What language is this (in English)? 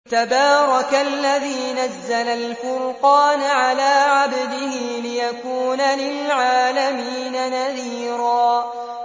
Arabic